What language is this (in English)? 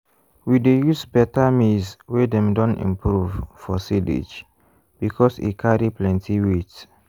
Nigerian Pidgin